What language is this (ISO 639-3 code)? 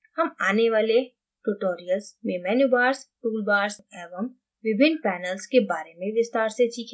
hin